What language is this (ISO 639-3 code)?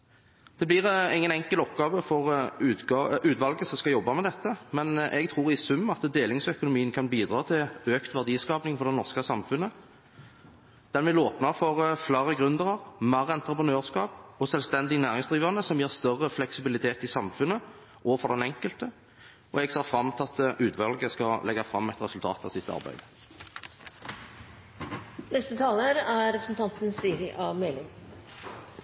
nob